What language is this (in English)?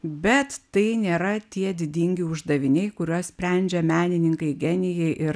Lithuanian